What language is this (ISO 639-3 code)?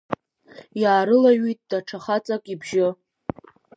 abk